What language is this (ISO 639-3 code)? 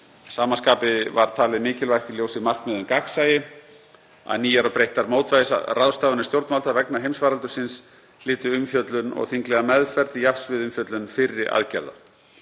isl